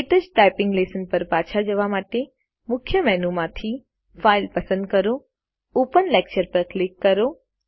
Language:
Gujarati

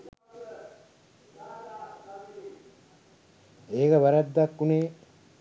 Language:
Sinhala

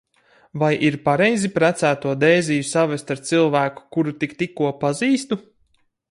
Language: Latvian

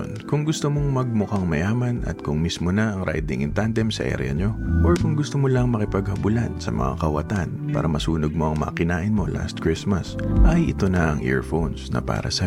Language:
Filipino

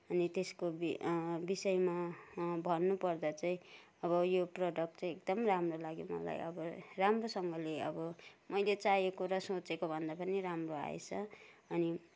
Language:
Nepali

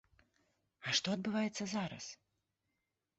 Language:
Belarusian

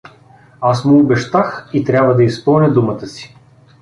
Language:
Bulgarian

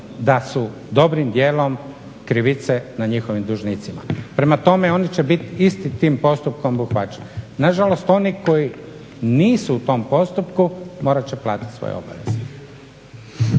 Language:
Croatian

